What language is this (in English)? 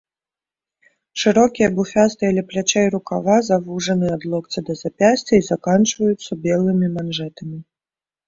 Belarusian